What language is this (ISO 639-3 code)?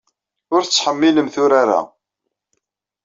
kab